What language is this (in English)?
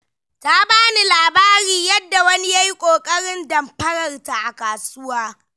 Hausa